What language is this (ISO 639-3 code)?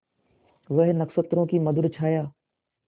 hin